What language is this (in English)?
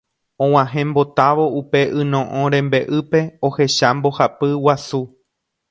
Guarani